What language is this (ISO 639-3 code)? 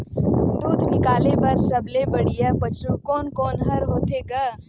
hne